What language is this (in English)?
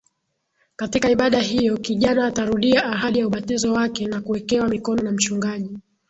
Swahili